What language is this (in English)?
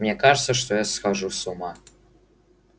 Russian